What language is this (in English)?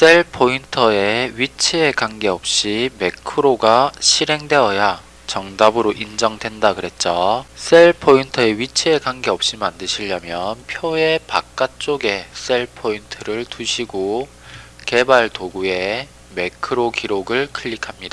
Korean